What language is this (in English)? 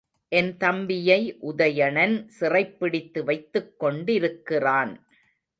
Tamil